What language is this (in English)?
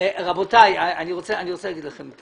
Hebrew